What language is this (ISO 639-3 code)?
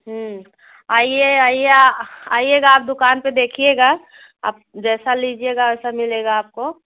hin